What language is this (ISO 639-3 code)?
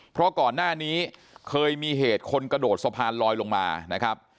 tha